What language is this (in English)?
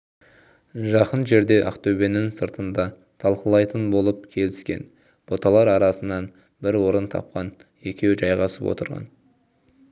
Kazakh